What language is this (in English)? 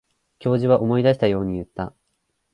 Japanese